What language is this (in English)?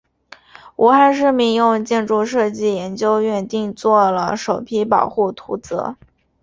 Chinese